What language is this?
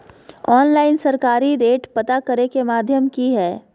Magahi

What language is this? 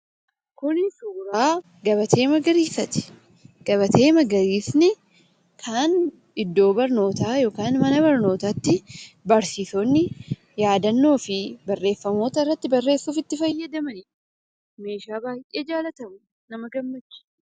Oromo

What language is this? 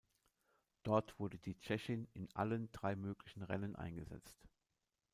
German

